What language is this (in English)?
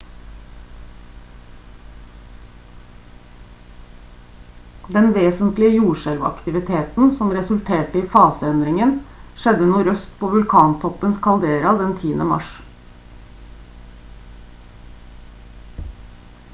Norwegian Bokmål